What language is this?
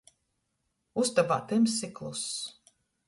Latgalian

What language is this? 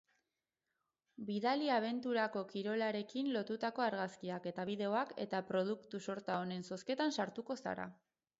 Basque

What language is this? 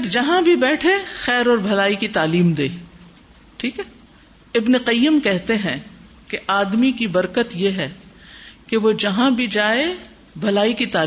Urdu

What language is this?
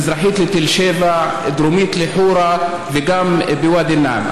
Hebrew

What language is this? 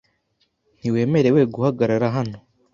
Kinyarwanda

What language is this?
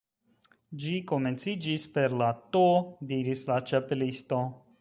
Esperanto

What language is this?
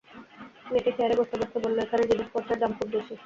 Bangla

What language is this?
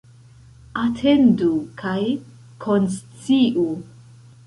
Esperanto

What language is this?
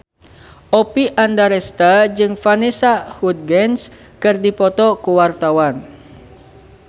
Sundanese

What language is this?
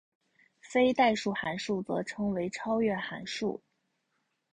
Chinese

